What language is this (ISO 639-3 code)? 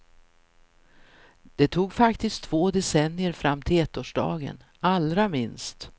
swe